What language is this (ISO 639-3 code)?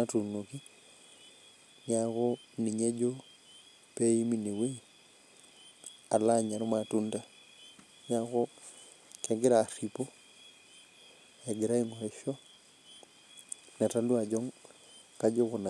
mas